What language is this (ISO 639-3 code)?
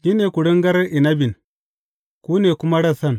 hau